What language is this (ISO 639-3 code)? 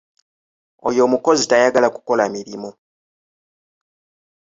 lug